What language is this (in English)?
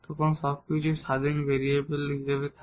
Bangla